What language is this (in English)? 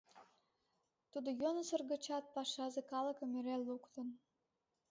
Mari